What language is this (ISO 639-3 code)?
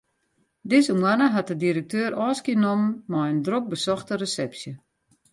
fry